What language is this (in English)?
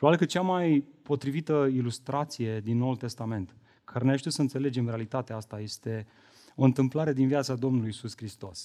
Romanian